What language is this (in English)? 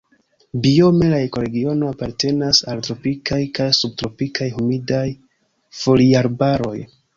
Esperanto